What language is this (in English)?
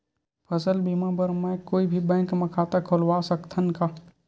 Chhattisgarhi